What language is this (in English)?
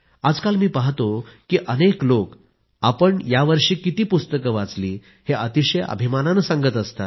Marathi